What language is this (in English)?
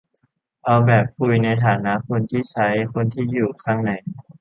Thai